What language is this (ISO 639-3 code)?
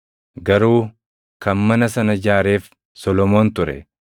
orm